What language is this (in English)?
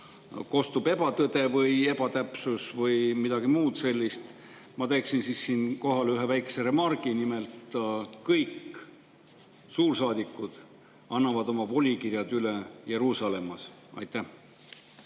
Estonian